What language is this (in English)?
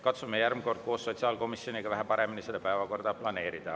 Estonian